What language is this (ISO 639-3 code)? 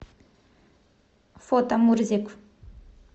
rus